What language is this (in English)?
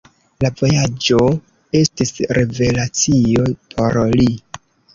Esperanto